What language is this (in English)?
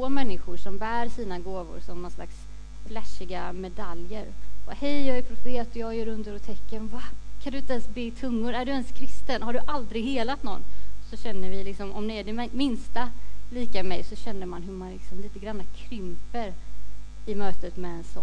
Swedish